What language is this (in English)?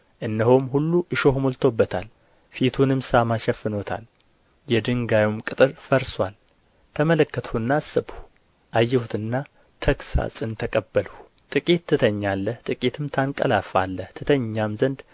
Amharic